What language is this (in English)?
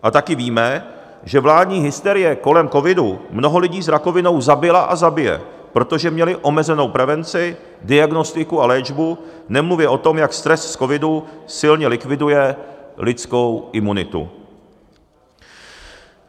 Czech